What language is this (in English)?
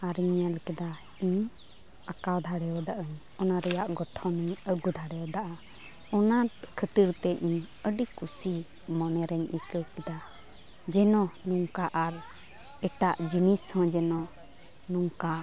Santali